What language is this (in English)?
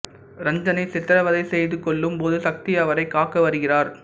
Tamil